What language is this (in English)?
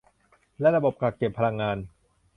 Thai